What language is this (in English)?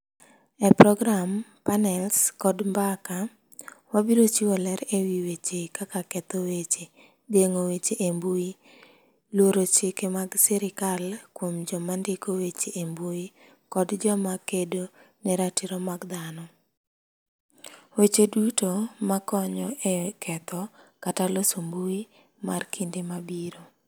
Luo (Kenya and Tanzania)